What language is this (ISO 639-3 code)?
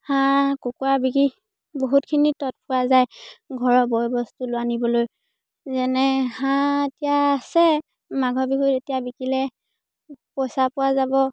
asm